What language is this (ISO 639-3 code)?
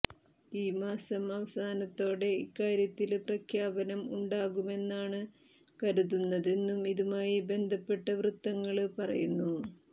mal